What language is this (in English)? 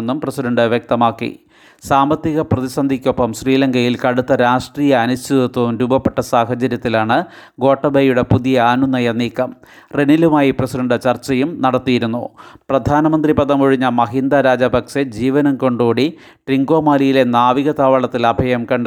Malayalam